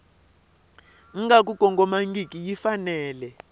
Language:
Tsonga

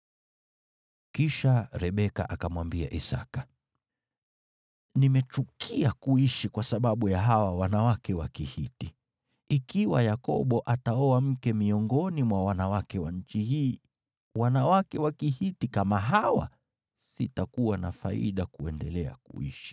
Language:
Swahili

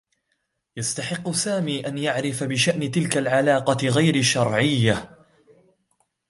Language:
Arabic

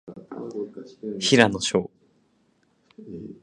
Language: Japanese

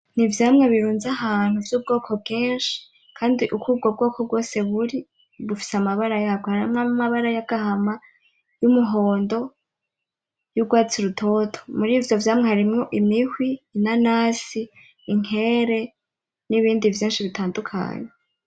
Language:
Rundi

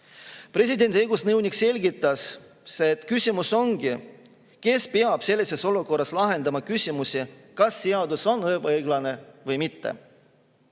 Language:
Estonian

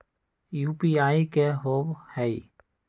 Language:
Magahi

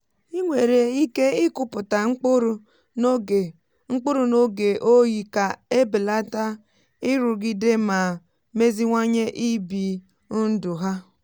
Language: Igbo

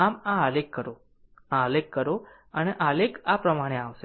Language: Gujarati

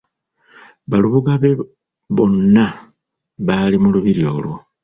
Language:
Ganda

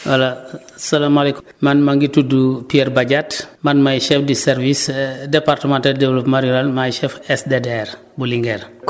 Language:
Wolof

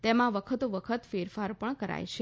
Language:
Gujarati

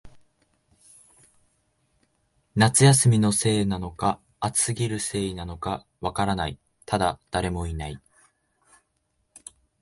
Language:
Japanese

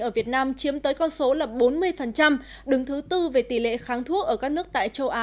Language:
Vietnamese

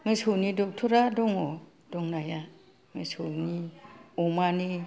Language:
Bodo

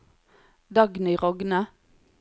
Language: Norwegian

